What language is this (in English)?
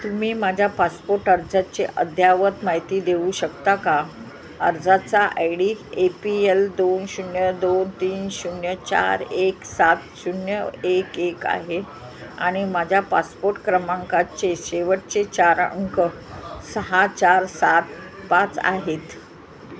Marathi